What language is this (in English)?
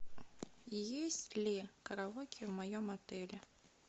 Russian